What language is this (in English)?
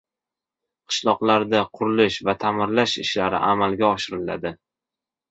Uzbek